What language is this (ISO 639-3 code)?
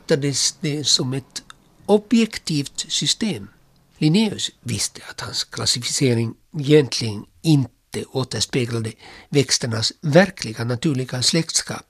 swe